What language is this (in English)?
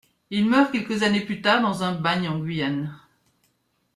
French